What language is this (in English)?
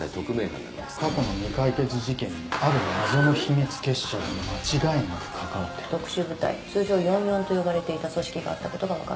Japanese